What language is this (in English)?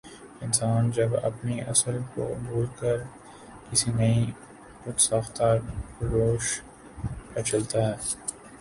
Urdu